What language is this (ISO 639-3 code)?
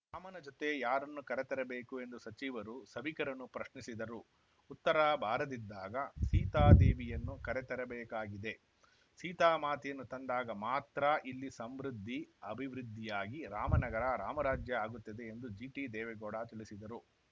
kan